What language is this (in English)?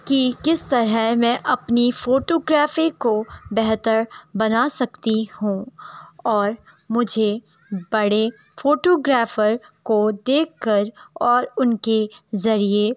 Urdu